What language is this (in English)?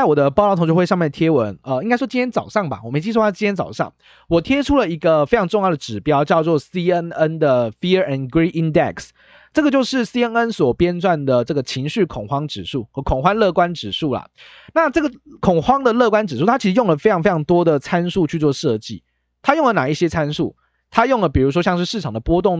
Chinese